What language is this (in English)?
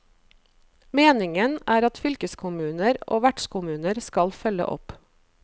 Norwegian